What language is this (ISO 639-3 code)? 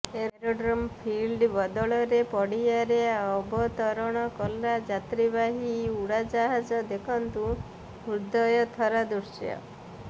ori